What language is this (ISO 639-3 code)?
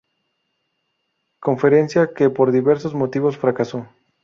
spa